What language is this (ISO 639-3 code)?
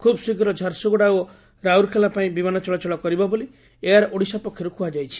ori